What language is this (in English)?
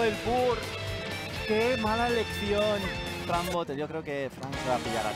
Spanish